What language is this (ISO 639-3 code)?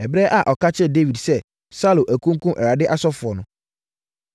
aka